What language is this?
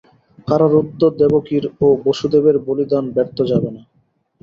Bangla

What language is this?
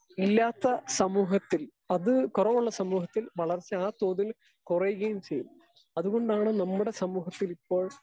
Malayalam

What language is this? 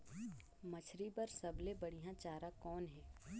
Chhattisgarhi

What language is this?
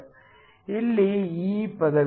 Kannada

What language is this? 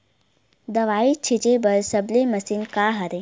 Chhattisgarhi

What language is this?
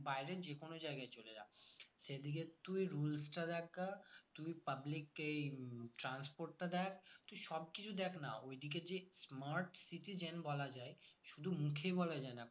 Bangla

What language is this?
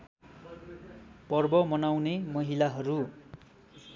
Nepali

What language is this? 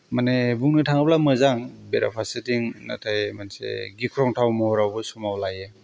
Bodo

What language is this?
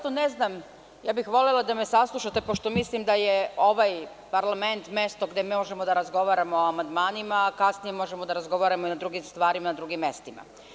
Serbian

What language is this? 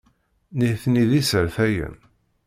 Kabyle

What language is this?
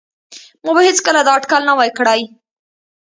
Pashto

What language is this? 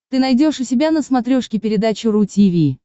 Russian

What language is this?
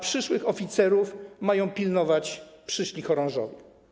Polish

